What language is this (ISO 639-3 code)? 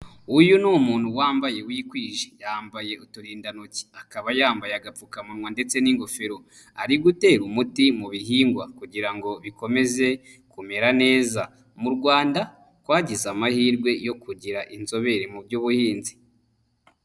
kin